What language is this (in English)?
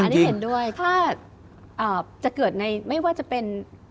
Thai